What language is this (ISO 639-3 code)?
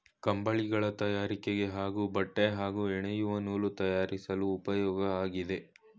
kan